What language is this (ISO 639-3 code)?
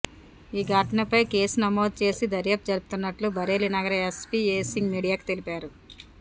tel